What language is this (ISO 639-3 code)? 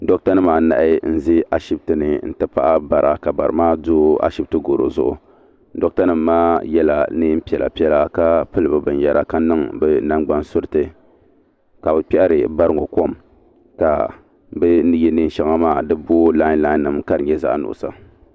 dag